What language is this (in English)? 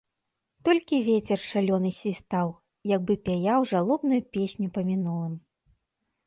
Belarusian